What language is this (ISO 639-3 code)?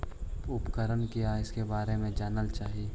mag